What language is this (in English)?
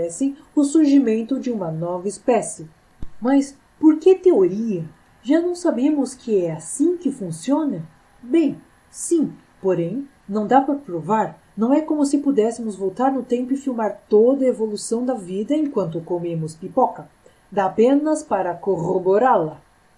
Portuguese